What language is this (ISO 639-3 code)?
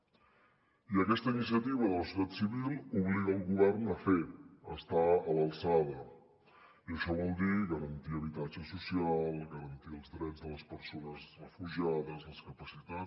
cat